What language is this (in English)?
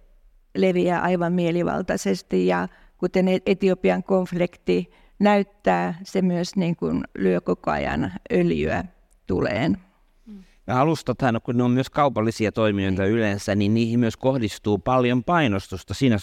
Finnish